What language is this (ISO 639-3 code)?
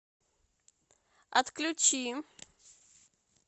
rus